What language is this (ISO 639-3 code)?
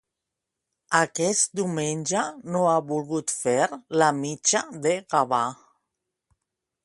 cat